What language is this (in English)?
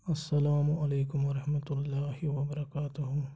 Kashmiri